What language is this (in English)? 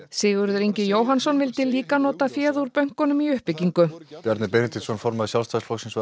Icelandic